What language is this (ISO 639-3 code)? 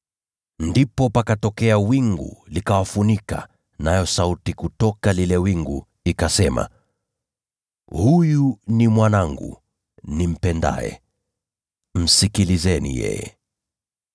swa